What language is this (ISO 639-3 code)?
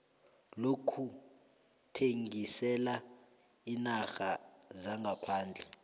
nbl